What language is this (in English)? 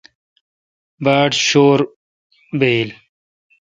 Kalkoti